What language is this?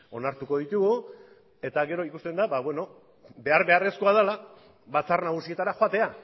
Basque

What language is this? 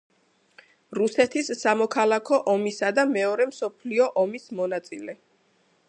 Georgian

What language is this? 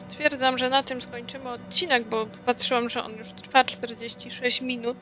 Polish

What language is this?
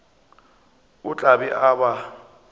Northern Sotho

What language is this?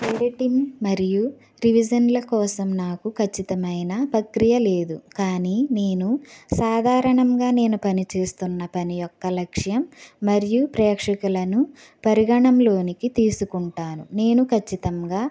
Telugu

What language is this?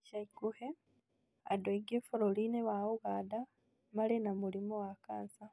Kikuyu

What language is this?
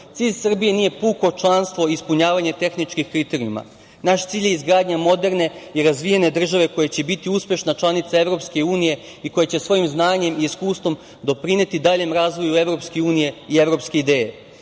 Serbian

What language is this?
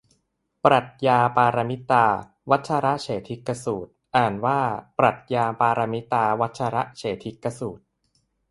Thai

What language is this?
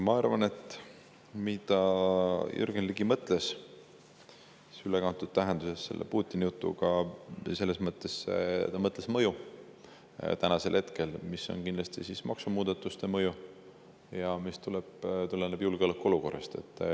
Estonian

